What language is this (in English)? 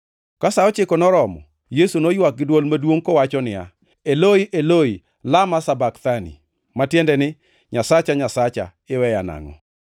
Luo (Kenya and Tanzania)